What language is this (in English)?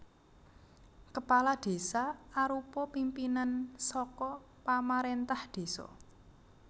Javanese